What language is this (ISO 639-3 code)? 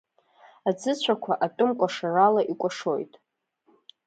abk